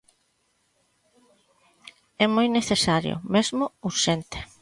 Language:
Galician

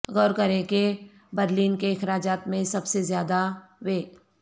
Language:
Urdu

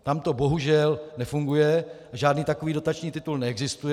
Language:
Czech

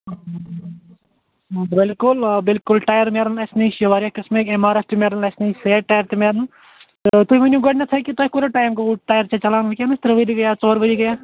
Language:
Kashmiri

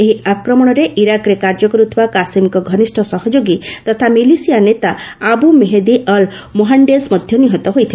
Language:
Odia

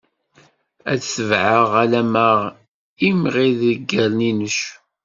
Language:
Kabyle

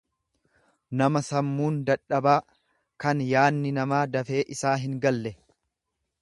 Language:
Oromo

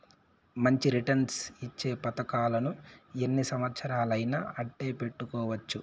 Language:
Telugu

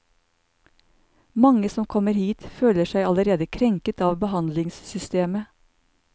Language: Norwegian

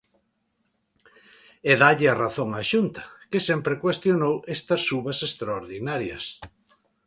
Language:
Galician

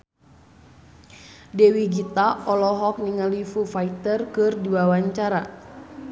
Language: Sundanese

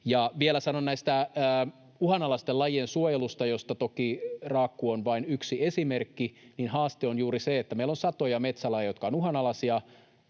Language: Finnish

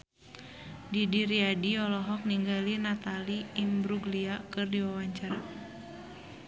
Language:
Sundanese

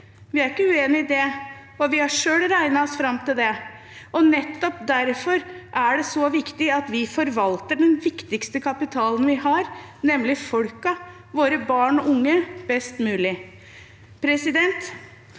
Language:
Norwegian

